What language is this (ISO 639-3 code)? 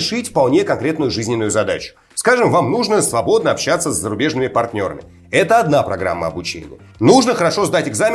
rus